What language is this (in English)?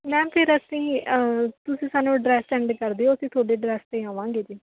Punjabi